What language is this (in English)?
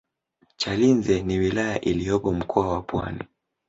Swahili